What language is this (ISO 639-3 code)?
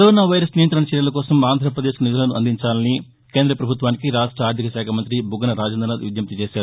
tel